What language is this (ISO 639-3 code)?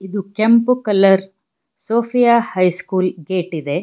kan